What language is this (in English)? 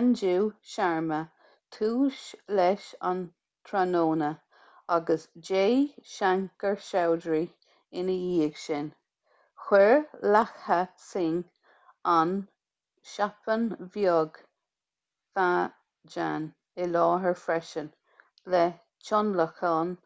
Irish